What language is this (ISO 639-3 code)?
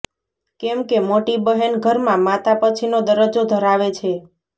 guj